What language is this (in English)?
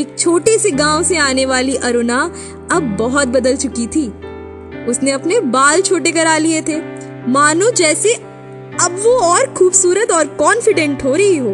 Hindi